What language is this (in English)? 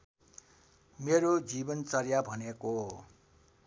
Nepali